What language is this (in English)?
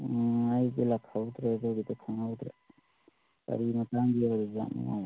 Manipuri